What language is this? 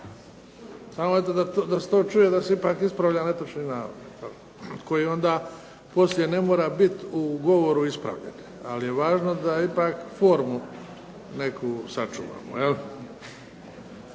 Croatian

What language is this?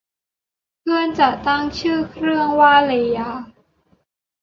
Thai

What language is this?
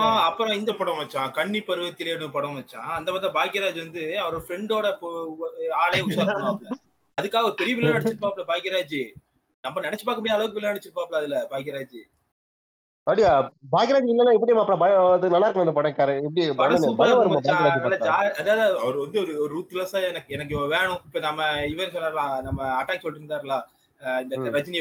Tamil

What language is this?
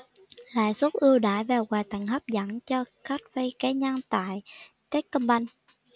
Vietnamese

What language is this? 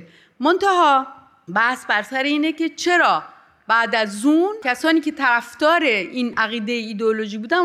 Persian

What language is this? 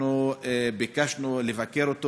Hebrew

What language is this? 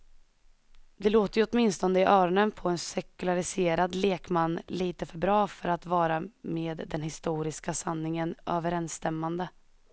Swedish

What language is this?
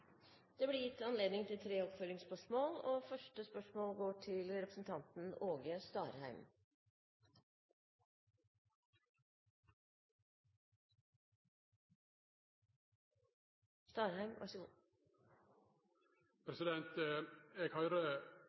Norwegian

